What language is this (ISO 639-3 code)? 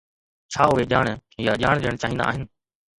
snd